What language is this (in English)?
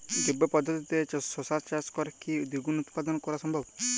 Bangla